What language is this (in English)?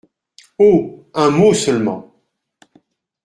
French